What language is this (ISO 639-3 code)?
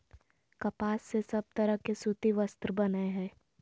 mag